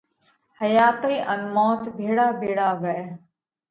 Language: Parkari Koli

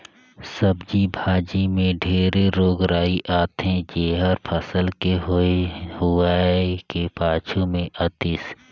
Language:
Chhattisgarhi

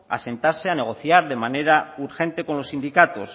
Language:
Spanish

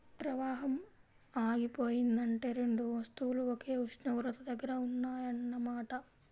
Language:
Telugu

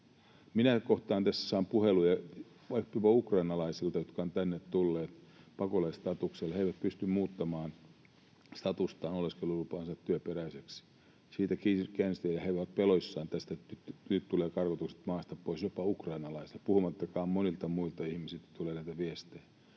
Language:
Finnish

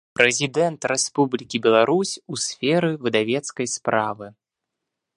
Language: Belarusian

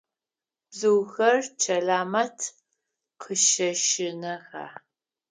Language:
Adyghe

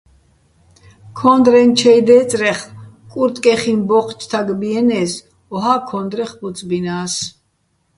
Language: Bats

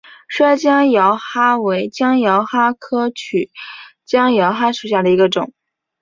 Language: Chinese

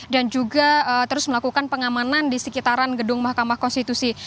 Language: Indonesian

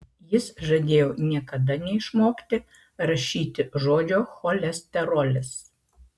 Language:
Lithuanian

